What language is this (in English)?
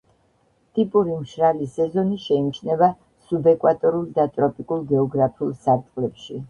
Georgian